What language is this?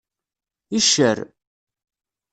Kabyle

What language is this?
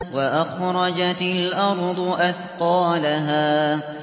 Arabic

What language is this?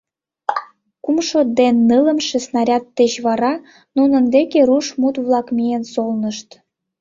Mari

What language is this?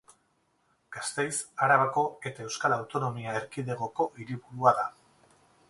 Basque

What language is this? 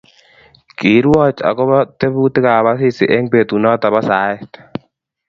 Kalenjin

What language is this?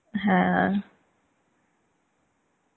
Bangla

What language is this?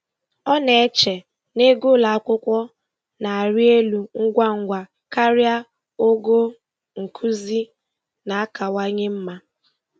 Igbo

